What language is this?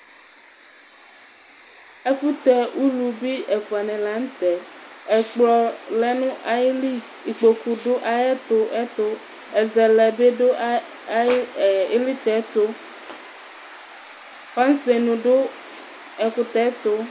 Ikposo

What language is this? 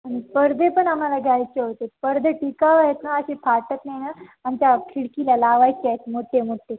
Marathi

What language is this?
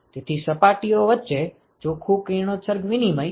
Gujarati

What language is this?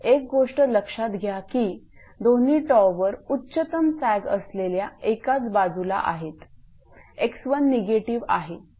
Marathi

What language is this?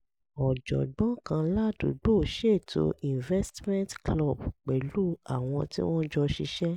Yoruba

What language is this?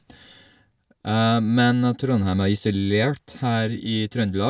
Norwegian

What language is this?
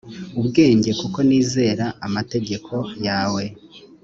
Kinyarwanda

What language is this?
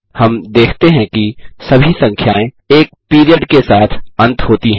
Hindi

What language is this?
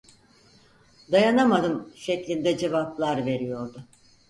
Turkish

